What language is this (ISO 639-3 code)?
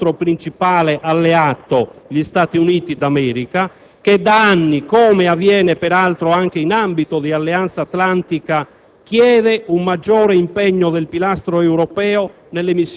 ita